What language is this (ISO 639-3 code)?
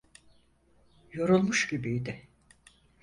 tur